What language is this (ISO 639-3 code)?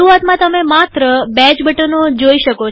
guj